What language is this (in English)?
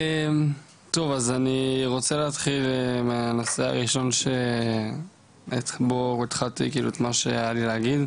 Hebrew